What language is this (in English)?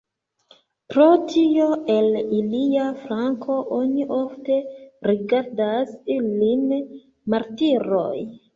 Esperanto